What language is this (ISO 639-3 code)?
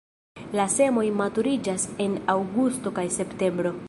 epo